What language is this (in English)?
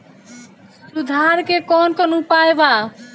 Bhojpuri